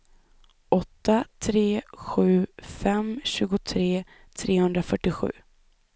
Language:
Swedish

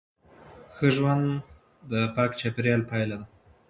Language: Pashto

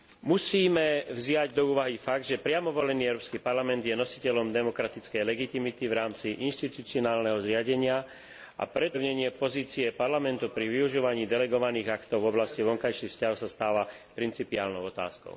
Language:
Slovak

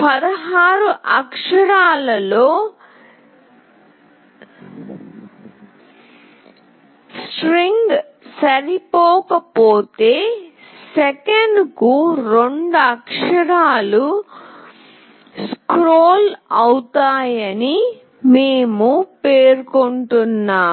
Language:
Telugu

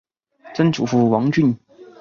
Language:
Chinese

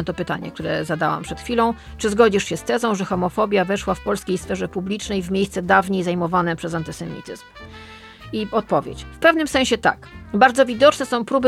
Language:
Polish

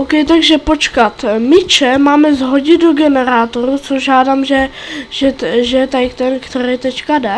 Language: Czech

